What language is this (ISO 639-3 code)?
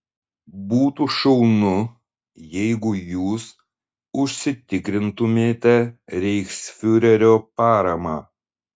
lit